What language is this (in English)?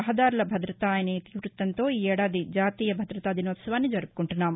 Telugu